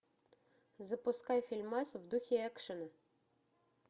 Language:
Russian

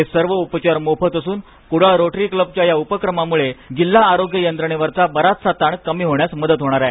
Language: Marathi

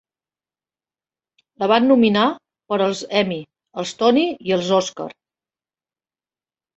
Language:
Catalan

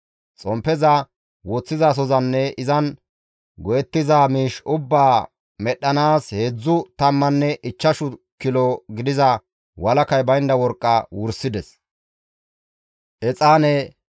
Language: Gamo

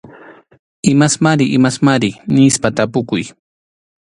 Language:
Arequipa-La Unión Quechua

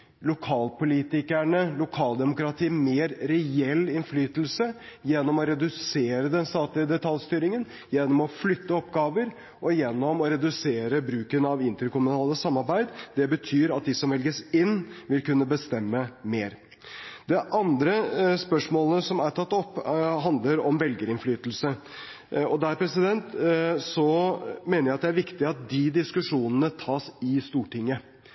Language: Norwegian Bokmål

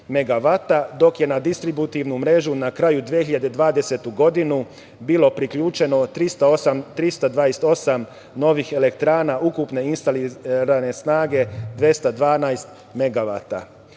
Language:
Serbian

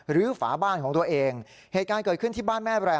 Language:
Thai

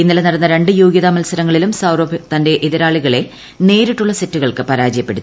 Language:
Malayalam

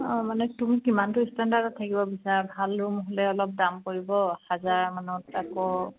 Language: Assamese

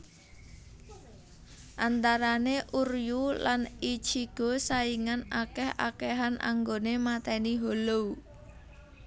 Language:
Javanese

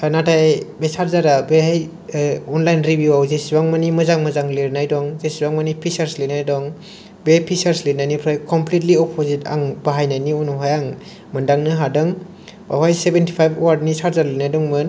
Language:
Bodo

